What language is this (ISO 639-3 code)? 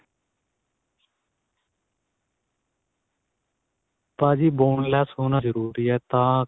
pan